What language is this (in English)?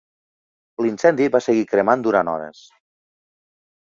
Catalan